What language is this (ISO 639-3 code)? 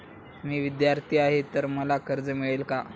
mar